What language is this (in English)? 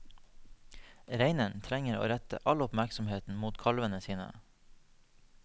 Norwegian